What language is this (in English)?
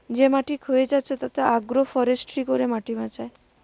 Bangla